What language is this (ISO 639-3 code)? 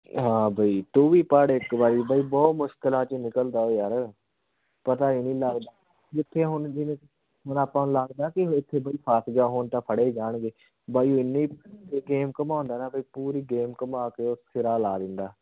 pan